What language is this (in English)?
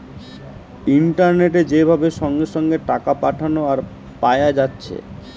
Bangla